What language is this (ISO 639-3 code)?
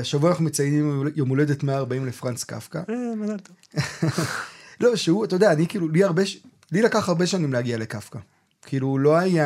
heb